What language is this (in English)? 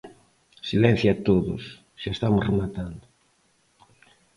Galician